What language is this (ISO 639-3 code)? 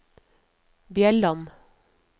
nor